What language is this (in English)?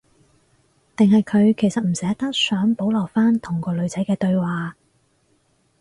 Cantonese